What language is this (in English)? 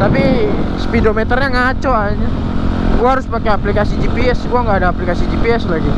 Indonesian